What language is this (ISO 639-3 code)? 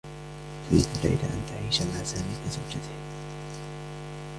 ara